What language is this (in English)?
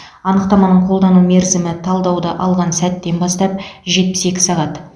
Kazakh